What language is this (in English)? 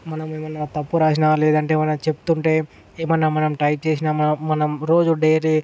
Telugu